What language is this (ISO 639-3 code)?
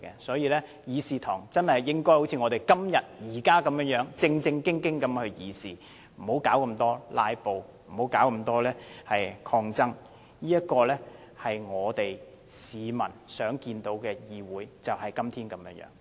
yue